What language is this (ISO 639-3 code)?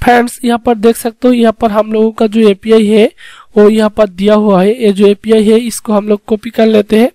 hin